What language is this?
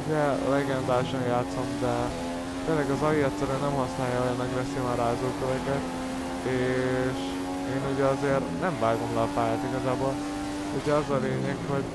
Hungarian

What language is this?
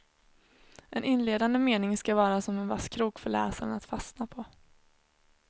Swedish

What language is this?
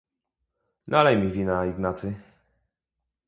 Polish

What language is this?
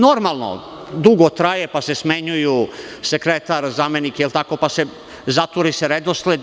Serbian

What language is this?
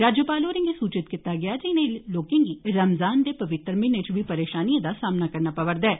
Dogri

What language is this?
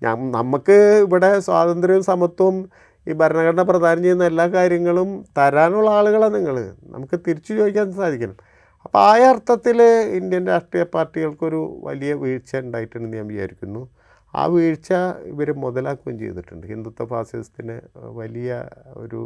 Malayalam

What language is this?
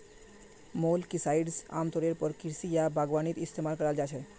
Magahi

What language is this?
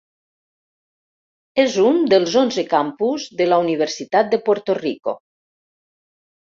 Catalan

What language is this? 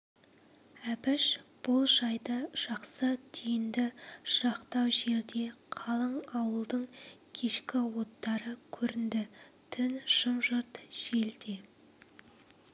Kazakh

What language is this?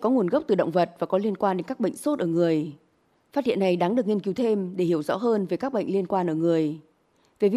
Vietnamese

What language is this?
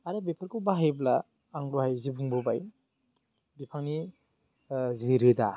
Bodo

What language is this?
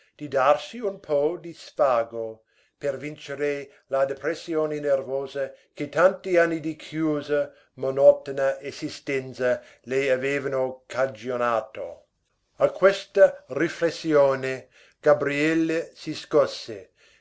Italian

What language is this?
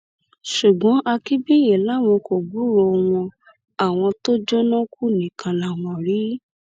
Yoruba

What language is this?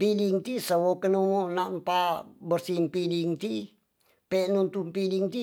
Tonsea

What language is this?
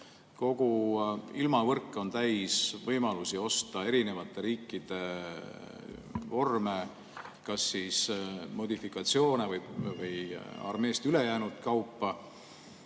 Estonian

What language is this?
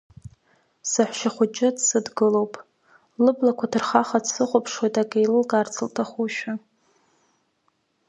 Abkhazian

